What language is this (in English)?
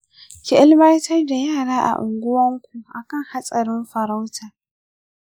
Hausa